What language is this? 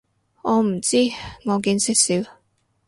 Cantonese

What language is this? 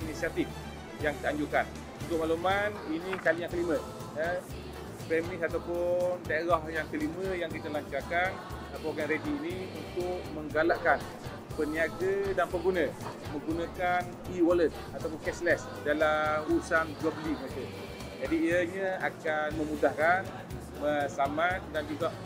Malay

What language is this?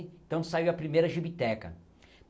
Portuguese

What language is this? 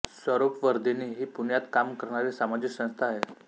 Marathi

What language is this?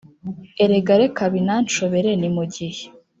Kinyarwanda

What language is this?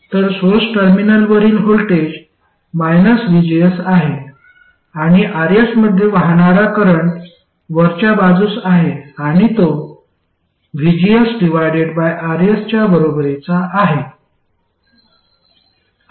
Marathi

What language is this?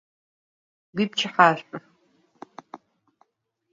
Adyghe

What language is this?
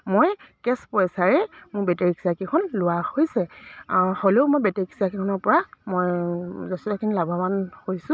Assamese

